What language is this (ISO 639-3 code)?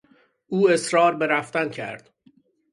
fas